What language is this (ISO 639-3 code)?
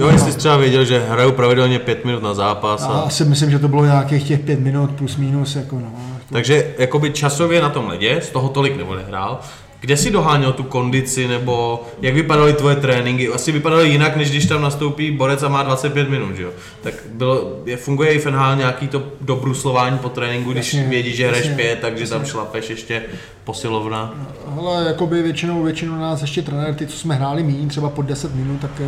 ces